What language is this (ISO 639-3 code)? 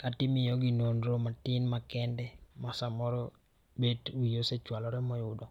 luo